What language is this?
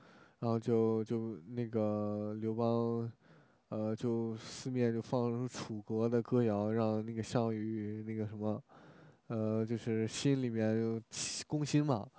Chinese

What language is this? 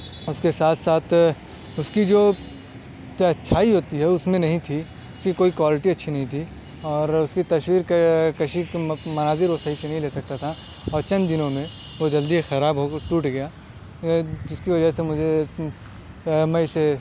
Urdu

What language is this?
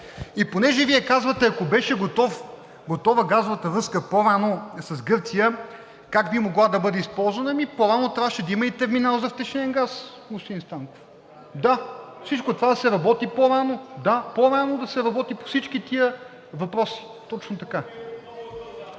Bulgarian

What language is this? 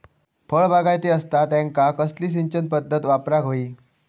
Marathi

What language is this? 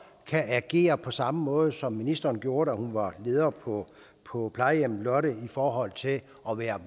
Danish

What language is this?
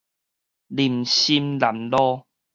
Min Nan Chinese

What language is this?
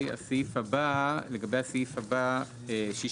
Hebrew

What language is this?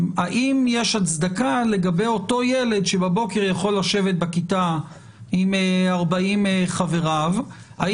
Hebrew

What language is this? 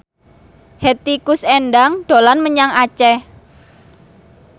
Javanese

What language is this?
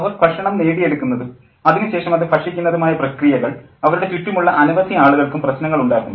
Malayalam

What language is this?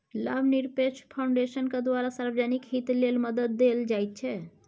Maithili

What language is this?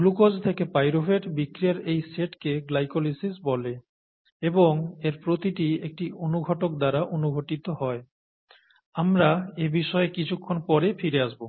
Bangla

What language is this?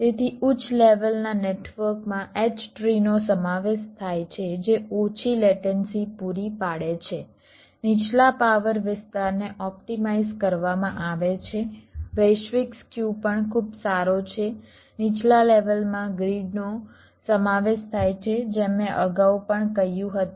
Gujarati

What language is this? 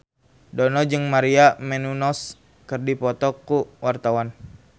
Sundanese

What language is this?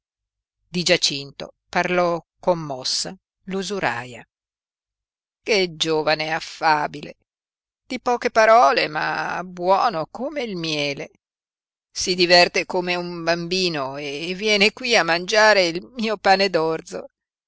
Italian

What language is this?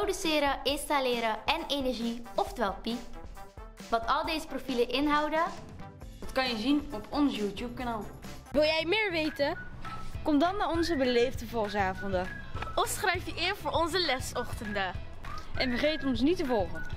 Dutch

